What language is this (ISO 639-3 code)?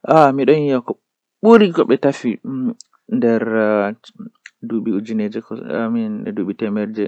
fuh